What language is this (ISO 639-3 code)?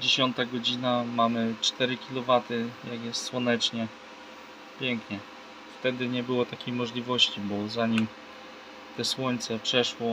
pol